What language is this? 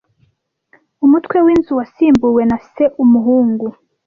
Kinyarwanda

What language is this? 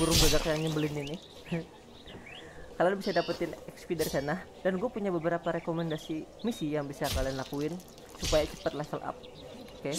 Indonesian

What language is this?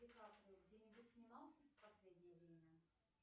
Russian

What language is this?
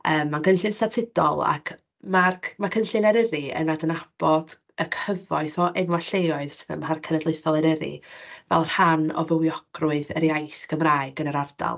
Welsh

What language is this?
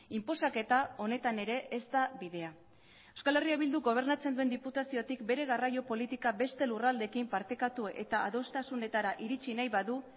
Basque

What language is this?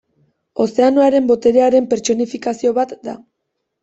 Basque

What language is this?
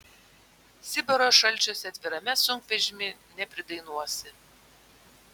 Lithuanian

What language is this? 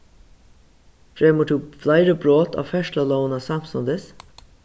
Faroese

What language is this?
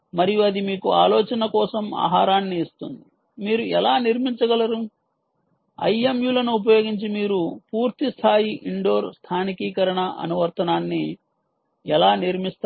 Telugu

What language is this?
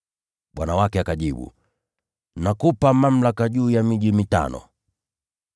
Swahili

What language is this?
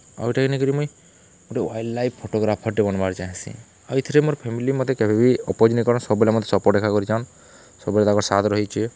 Odia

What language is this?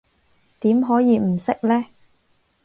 Cantonese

